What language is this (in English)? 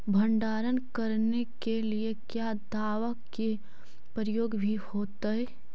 Magahi